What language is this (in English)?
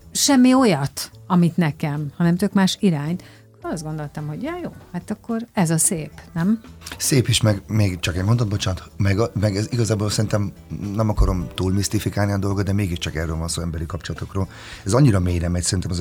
Hungarian